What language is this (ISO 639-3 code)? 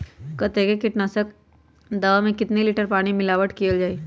mag